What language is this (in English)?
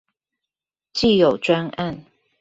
Chinese